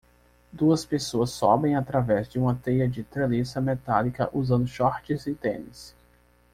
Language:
Portuguese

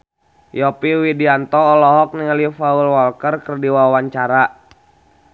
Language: Sundanese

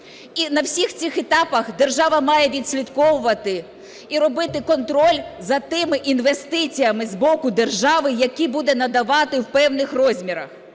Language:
Ukrainian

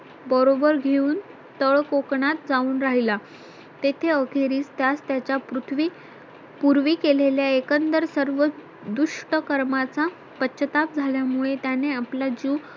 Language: Marathi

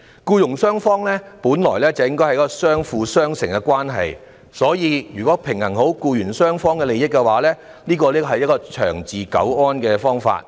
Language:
Cantonese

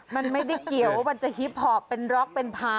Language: Thai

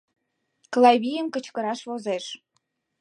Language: Mari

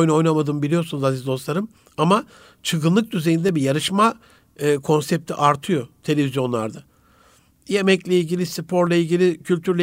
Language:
Turkish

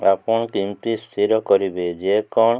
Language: Odia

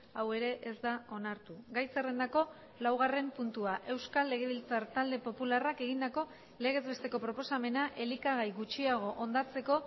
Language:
Basque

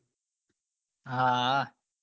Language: Gujarati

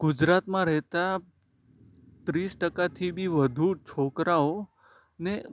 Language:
Gujarati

